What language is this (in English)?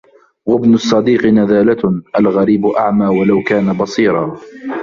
Arabic